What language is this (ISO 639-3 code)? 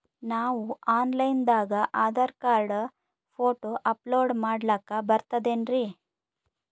kan